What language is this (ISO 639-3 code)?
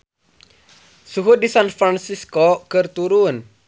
sun